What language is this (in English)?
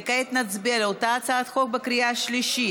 Hebrew